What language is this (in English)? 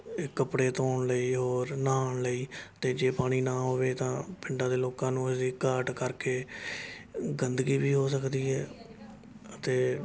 Punjabi